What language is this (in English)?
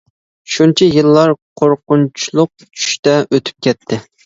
Uyghur